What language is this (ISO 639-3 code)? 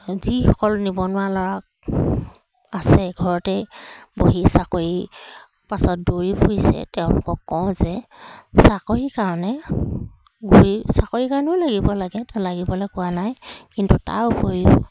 asm